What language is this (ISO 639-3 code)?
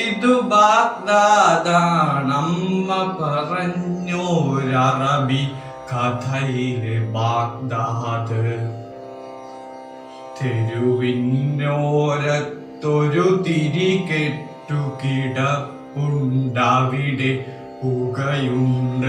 mal